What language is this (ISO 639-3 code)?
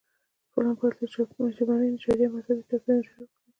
pus